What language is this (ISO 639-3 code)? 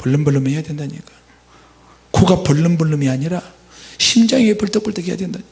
kor